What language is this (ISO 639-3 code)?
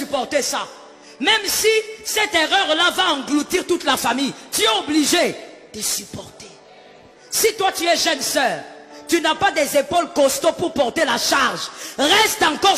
fra